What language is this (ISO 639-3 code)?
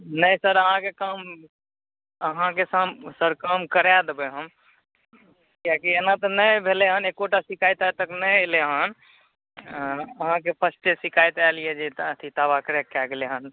mai